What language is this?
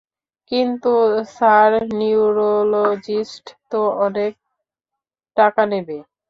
Bangla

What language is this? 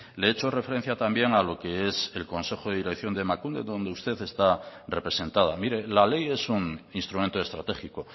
Spanish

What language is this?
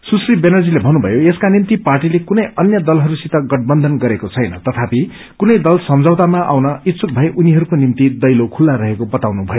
Nepali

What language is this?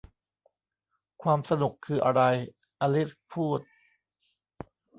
Thai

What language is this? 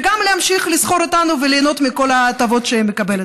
Hebrew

